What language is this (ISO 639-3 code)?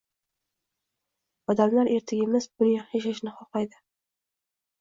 uzb